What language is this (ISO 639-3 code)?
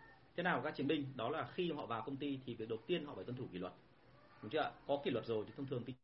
vie